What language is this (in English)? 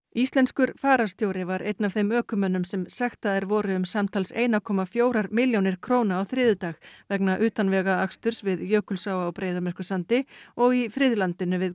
Icelandic